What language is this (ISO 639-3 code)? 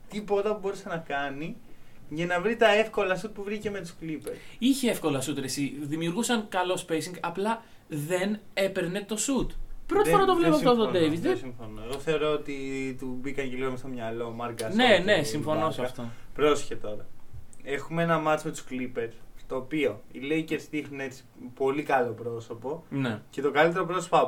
ell